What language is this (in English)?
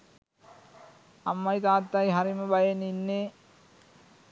Sinhala